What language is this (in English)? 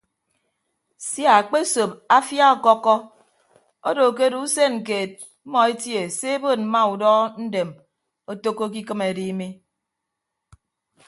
Ibibio